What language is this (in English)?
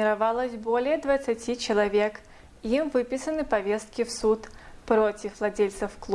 Russian